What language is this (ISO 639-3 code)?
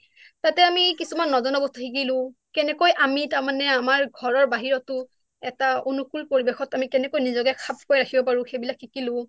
asm